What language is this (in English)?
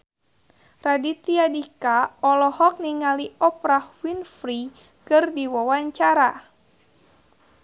Sundanese